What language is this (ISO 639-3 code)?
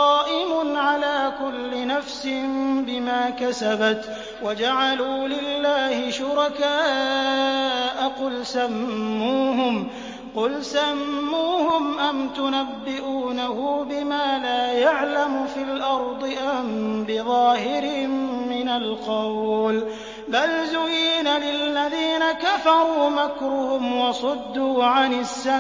ara